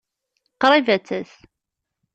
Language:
Kabyle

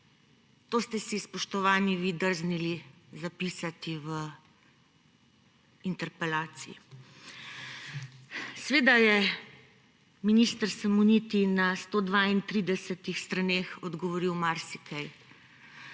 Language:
Slovenian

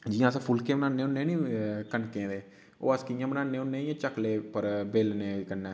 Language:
Dogri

